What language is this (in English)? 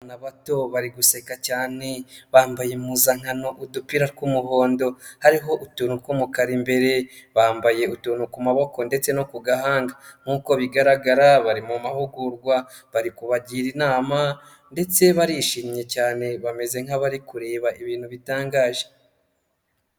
Kinyarwanda